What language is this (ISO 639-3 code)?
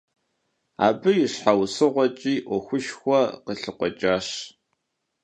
kbd